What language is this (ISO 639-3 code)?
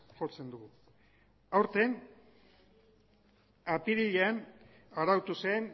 eus